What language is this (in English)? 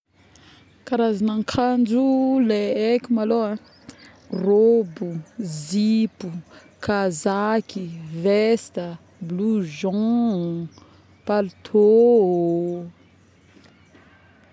Northern Betsimisaraka Malagasy